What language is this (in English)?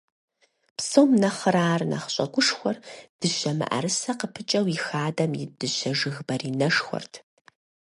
Kabardian